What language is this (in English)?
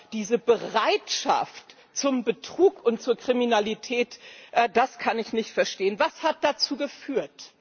German